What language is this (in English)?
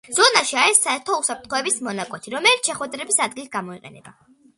Georgian